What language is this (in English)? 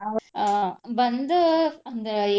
Kannada